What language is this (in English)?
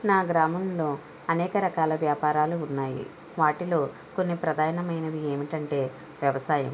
Telugu